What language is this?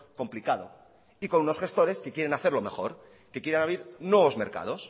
Spanish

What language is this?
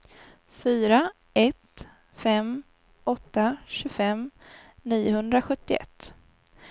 Swedish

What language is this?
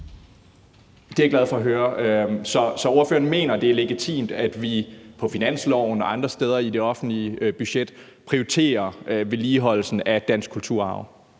Danish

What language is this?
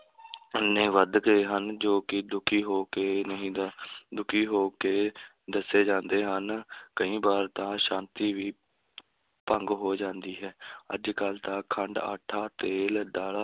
Punjabi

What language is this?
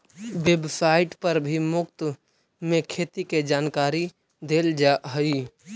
Magahi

